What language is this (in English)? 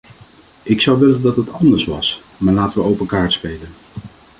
Dutch